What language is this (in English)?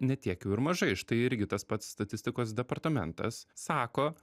Lithuanian